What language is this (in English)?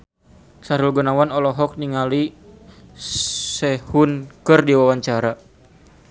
Sundanese